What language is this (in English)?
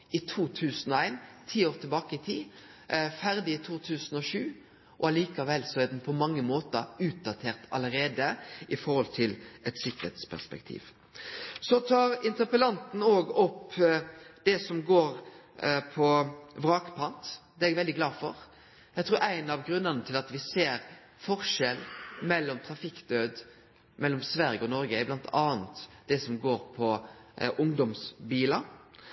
Norwegian Nynorsk